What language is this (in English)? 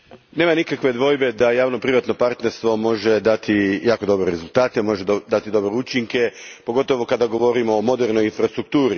Croatian